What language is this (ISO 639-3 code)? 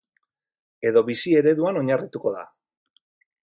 eus